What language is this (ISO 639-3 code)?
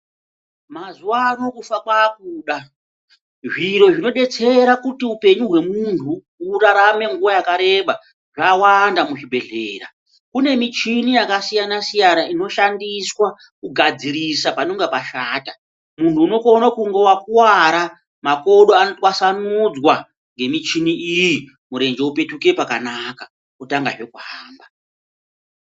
ndc